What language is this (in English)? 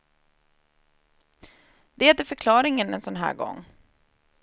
Swedish